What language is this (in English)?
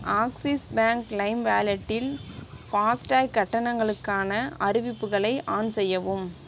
Tamil